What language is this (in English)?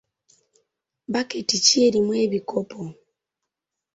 Ganda